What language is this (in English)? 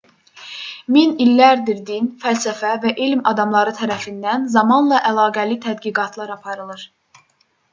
Azerbaijani